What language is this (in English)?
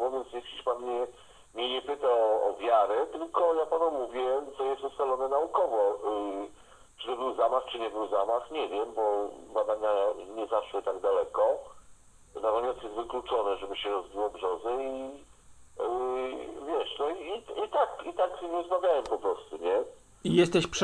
Polish